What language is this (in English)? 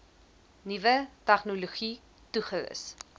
Afrikaans